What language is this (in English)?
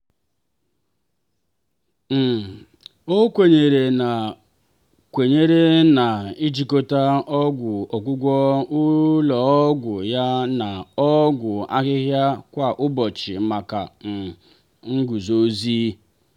Igbo